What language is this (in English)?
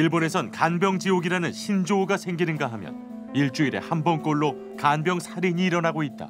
Korean